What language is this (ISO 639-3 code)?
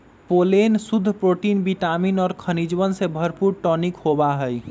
mag